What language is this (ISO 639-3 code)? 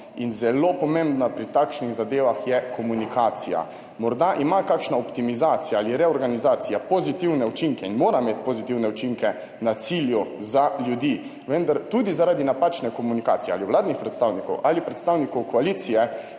slv